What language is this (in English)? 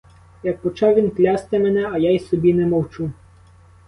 Ukrainian